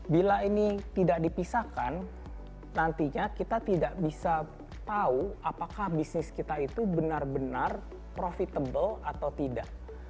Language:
Indonesian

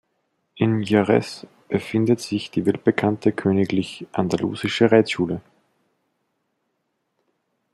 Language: German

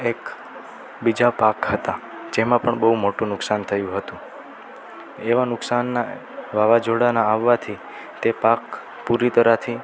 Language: Gujarati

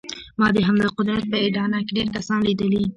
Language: Pashto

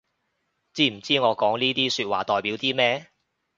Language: Cantonese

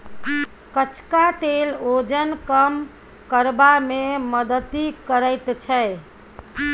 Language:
Maithili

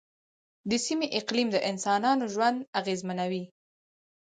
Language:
Pashto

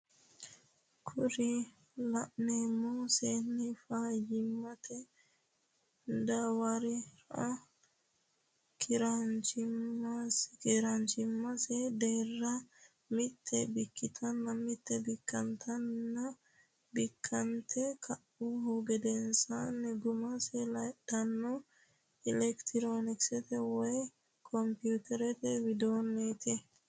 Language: Sidamo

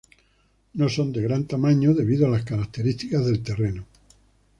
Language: Spanish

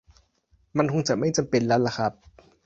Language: Thai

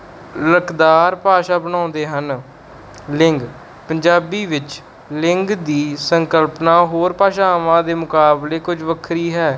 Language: Punjabi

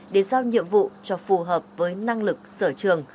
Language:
Vietnamese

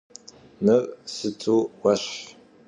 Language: Kabardian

